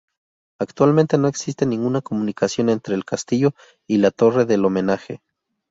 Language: Spanish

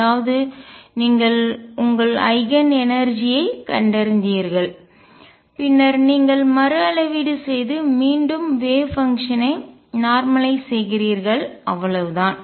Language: Tamil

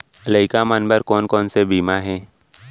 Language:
Chhattisgarhi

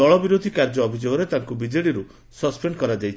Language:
Odia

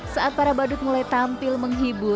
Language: Indonesian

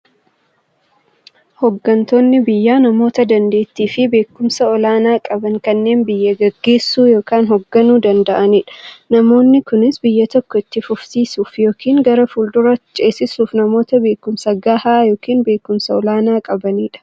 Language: Oromo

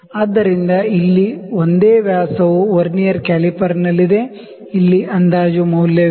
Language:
Kannada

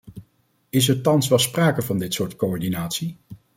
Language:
Dutch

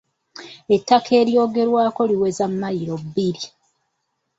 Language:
Ganda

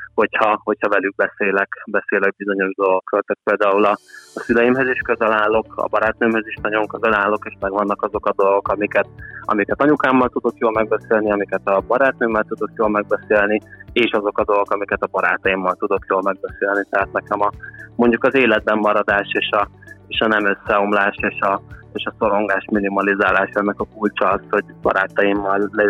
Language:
Hungarian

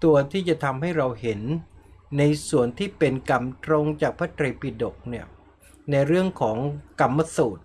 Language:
Thai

